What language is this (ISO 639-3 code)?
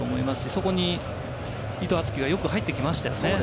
jpn